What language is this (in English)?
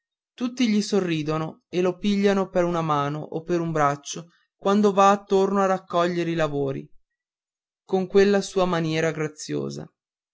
Italian